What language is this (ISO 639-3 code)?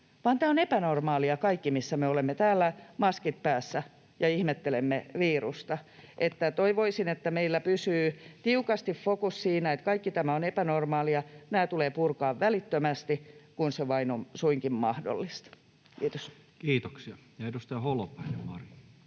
fin